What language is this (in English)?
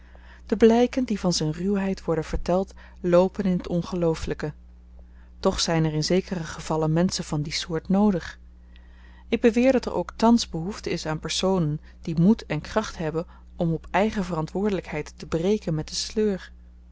Dutch